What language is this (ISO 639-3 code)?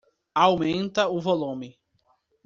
por